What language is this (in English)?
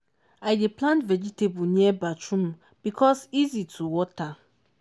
Nigerian Pidgin